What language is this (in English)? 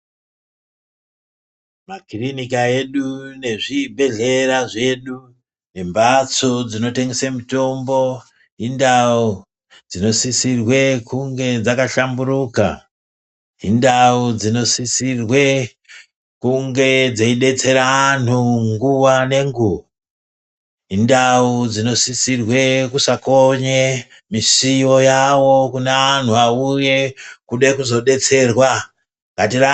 Ndau